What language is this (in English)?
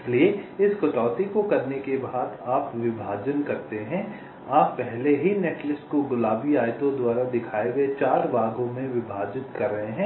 Hindi